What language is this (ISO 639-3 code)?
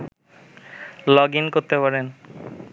ben